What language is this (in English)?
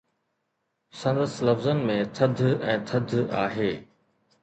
Sindhi